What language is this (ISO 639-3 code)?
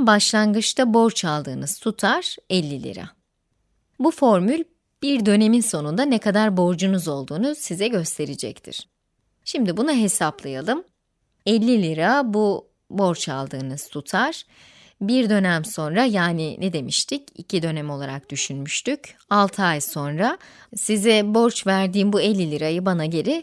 tur